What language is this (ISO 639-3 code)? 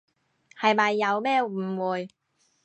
yue